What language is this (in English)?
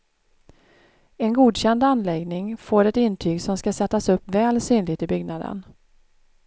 Swedish